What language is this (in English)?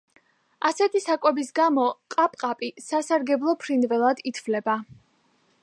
Georgian